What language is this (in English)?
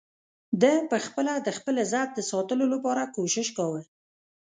Pashto